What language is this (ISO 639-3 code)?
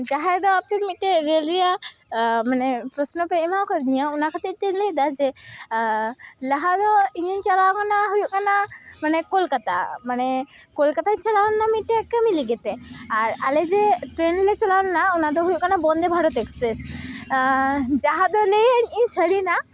sat